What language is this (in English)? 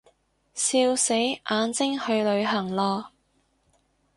Cantonese